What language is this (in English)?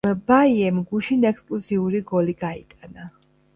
Georgian